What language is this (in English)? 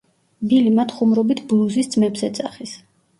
Georgian